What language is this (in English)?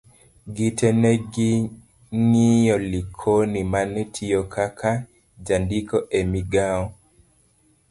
Luo (Kenya and Tanzania)